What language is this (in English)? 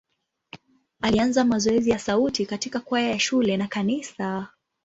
Swahili